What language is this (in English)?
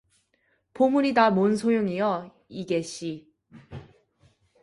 Korean